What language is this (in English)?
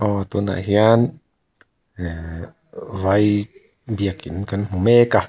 Mizo